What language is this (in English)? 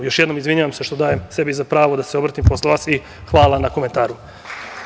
Serbian